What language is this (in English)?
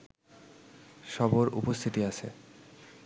Bangla